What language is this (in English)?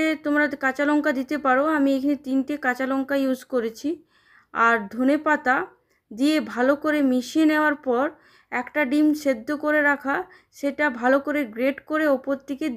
Bangla